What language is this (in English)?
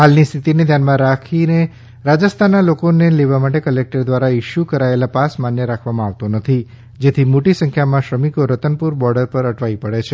Gujarati